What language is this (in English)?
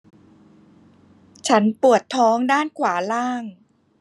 Thai